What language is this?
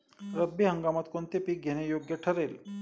Marathi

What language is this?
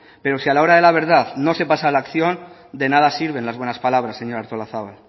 Spanish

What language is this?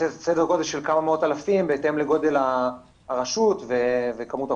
Hebrew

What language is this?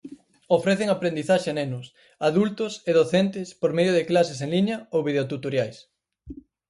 Galician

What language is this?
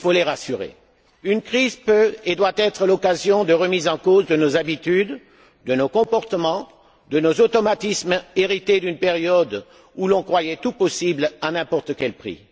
French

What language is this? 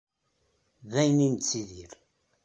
Kabyle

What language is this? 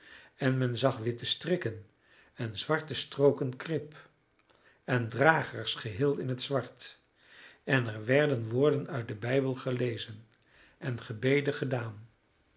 Dutch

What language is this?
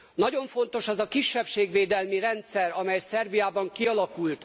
Hungarian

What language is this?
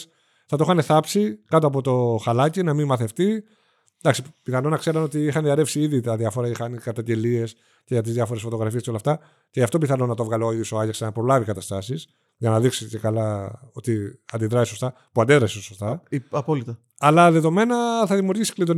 Greek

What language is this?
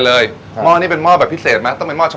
Thai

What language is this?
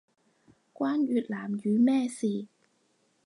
Cantonese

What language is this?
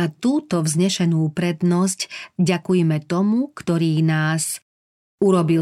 Slovak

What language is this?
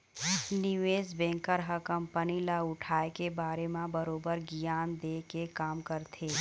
Chhattisgarhi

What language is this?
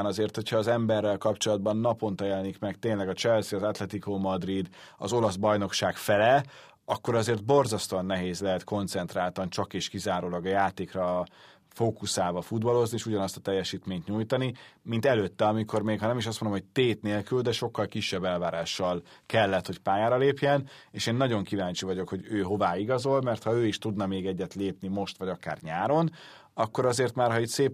Hungarian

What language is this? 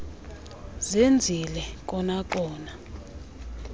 Xhosa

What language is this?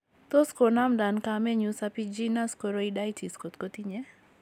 Kalenjin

